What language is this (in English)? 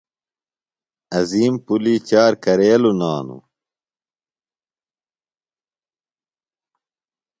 Phalura